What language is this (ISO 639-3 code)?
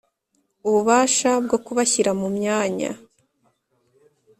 kin